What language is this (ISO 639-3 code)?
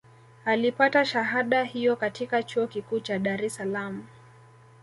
swa